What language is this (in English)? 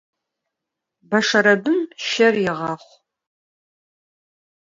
Adyghe